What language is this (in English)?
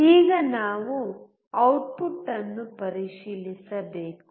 Kannada